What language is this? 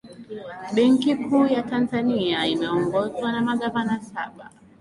Swahili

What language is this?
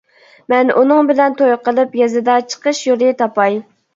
Uyghur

